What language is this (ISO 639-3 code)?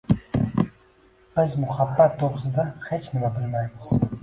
uzb